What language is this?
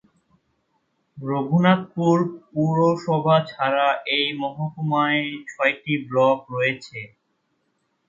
Bangla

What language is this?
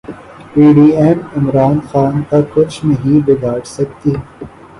Urdu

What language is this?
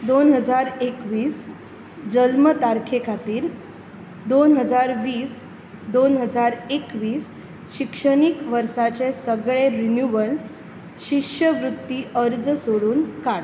Konkani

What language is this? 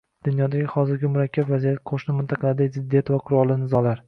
Uzbek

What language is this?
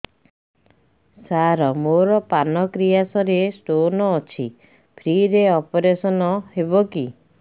Odia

